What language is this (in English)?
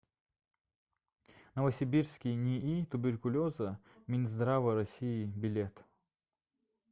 Russian